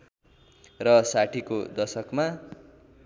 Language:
Nepali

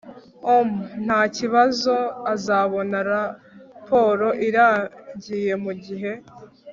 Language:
Kinyarwanda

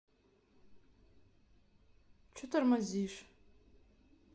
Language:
Russian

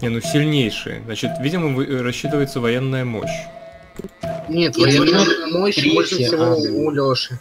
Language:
Russian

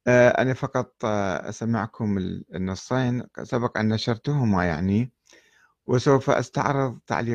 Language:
Arabic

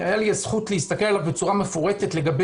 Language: Hebrew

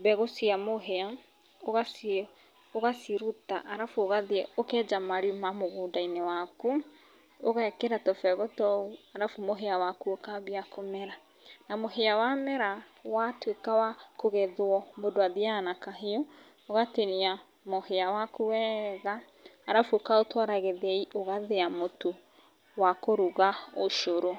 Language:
Kikuyu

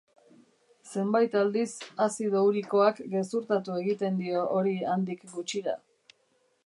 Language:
Basque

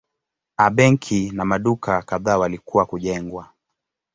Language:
Swahili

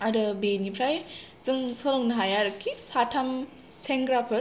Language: Bodo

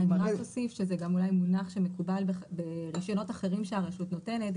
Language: Hebrew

